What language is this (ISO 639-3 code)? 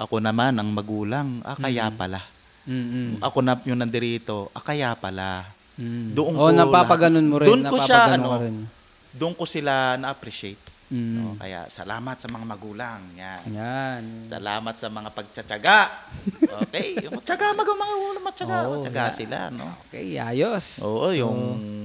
fil